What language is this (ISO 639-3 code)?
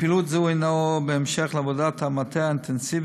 heb